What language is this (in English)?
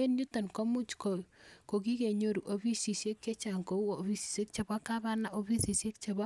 Kalenjin